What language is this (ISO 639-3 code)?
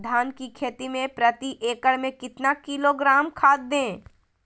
mag